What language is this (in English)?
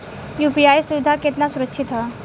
Bhojpuri